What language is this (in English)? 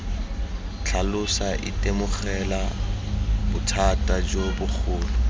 Tswana